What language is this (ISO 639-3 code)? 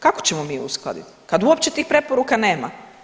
hrv